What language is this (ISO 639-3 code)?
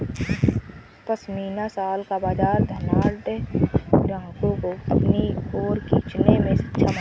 hin